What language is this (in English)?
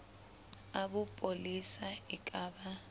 Southern Sotho